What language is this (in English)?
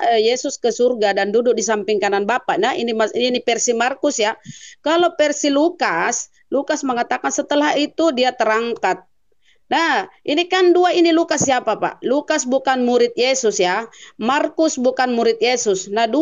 Indonesian